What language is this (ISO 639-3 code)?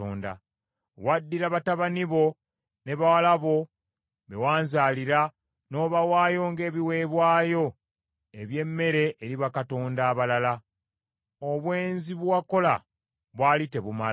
lug